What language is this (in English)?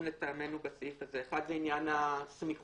Hebrew